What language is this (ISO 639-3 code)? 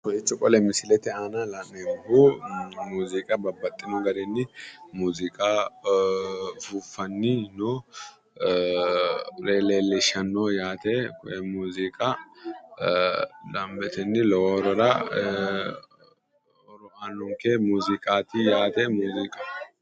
sid